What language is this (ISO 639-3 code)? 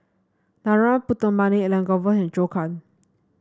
eng